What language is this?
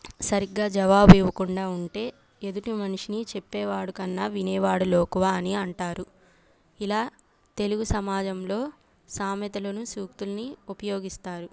Telugu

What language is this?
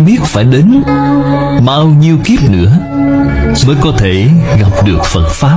Vietnamese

